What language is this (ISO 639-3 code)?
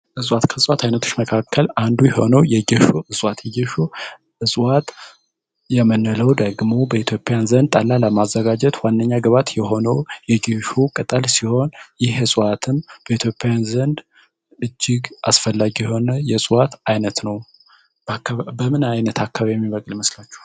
amh